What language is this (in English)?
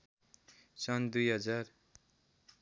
Nepali